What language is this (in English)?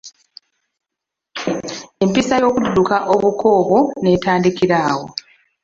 Ganda